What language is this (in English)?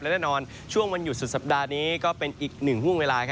Thai